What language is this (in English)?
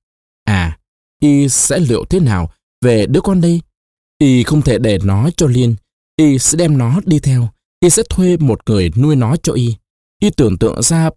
Vietnamese